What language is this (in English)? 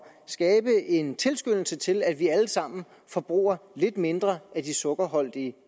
Danish